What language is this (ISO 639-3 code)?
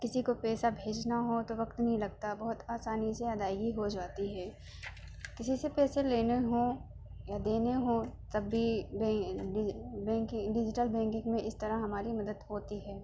urd